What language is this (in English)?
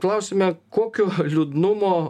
Lithuanian